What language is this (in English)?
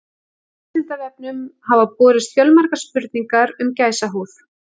Icelandic